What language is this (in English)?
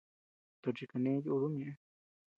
Tepeuxila Cuicatec